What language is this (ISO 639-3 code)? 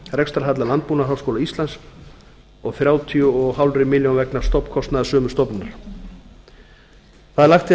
isl